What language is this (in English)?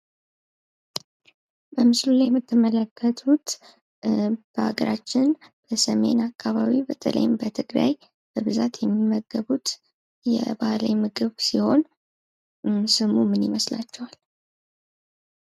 Amharic